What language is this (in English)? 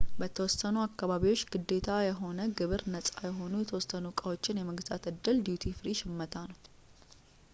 Amharic